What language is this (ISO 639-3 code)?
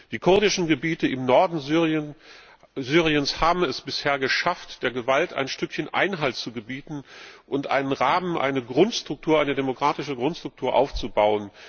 deu